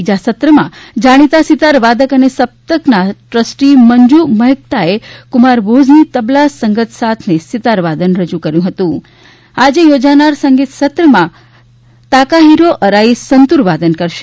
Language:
Gujarati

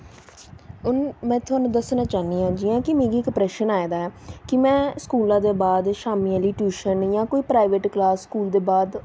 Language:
Dogri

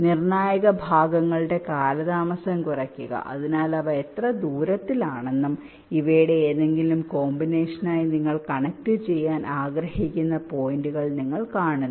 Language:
Malayalam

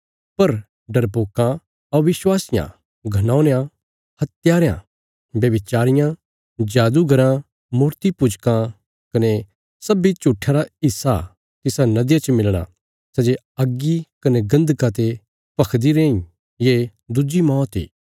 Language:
Bilaspuri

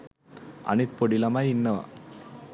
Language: Sinhala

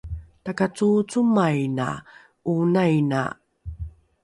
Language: Rukai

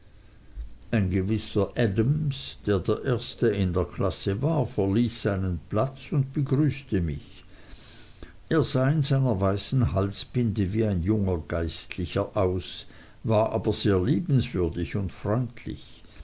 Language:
German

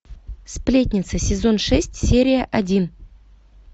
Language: Russian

